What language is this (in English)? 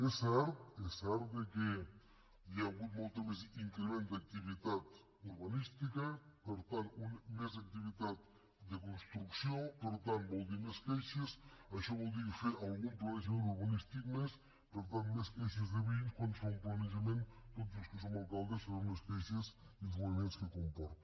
Catalan